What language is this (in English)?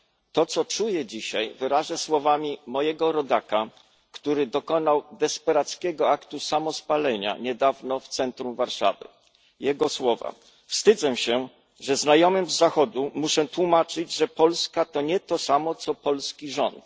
Polish